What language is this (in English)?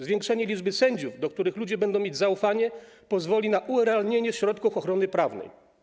Polish